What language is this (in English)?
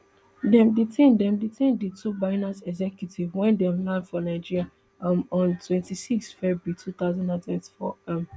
Nigerian Pidgin